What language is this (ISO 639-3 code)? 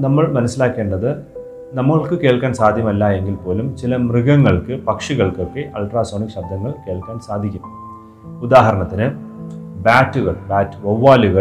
mal